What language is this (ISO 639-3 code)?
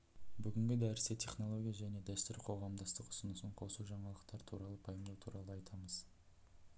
kaz